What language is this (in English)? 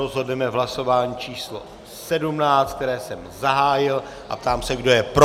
Czech